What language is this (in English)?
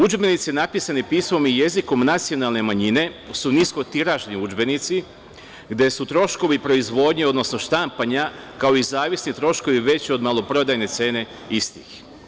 Serbian